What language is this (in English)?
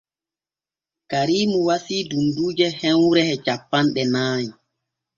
Borgu Fulfulde